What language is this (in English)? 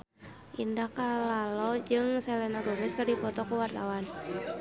Sundanese